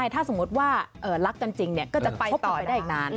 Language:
Thai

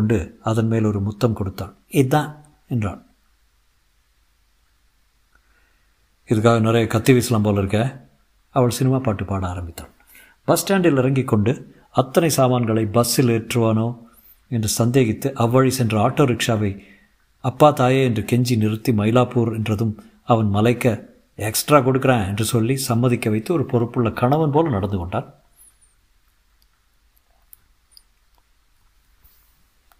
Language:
Tamil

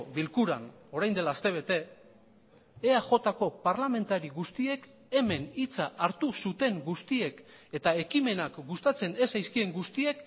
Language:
Basque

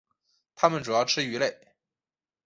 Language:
Chinese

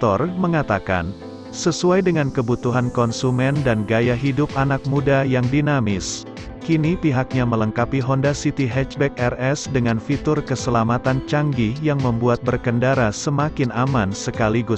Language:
Indonesian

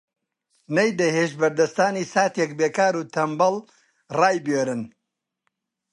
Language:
Central Kurdish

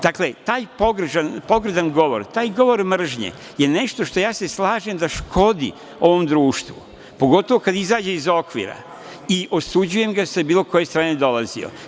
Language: Serbian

